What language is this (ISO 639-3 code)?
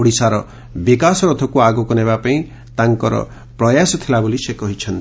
ori